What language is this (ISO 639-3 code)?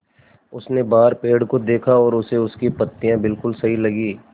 hin